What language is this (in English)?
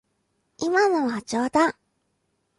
Japanese